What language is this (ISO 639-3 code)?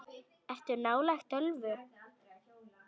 isl